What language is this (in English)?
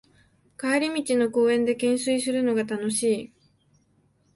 Japanese